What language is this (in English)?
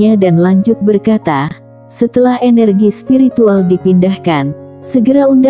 Indonesian